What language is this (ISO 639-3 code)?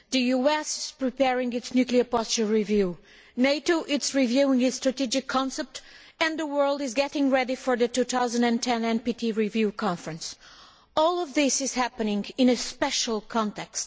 eng